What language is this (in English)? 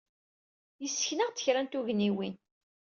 Kabyle